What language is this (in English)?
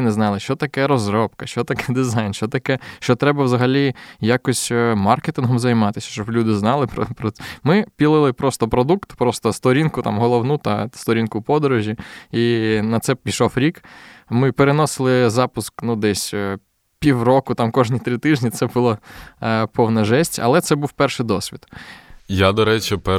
Ukrainian